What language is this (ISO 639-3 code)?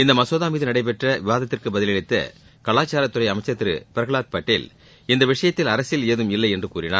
tam